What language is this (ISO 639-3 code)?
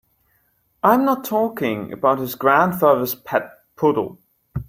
eng